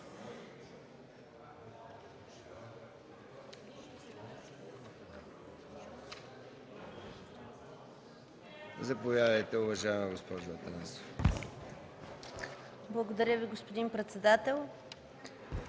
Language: Bulgarian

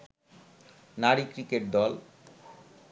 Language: Bangla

